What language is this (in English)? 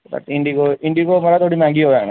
Dogri